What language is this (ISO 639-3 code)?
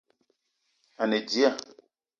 eto